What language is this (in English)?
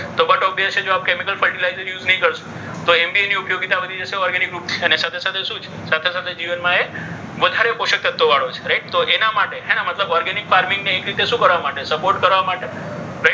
Gujarati